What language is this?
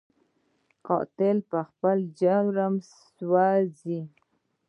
Pashto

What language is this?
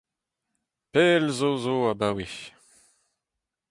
Breton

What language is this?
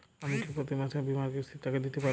Bangla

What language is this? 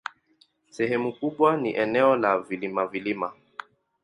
Swahili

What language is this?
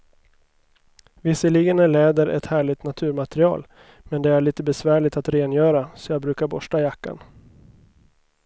Swedish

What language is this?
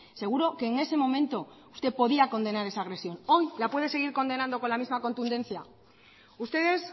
Spanish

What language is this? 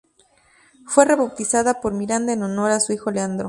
Spanish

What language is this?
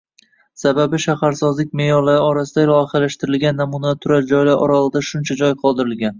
Uzbek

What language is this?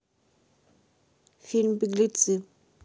Russian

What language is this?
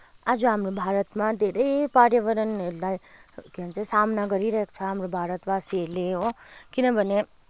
Nepali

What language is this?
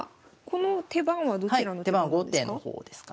Japanese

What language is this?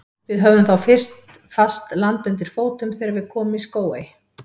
Icelandic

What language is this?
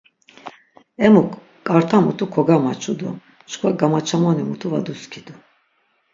Laz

